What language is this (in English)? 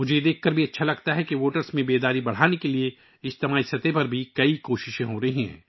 Urdu